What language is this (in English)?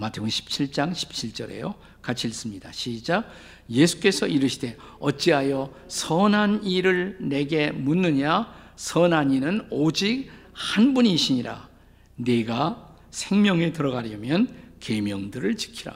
Korean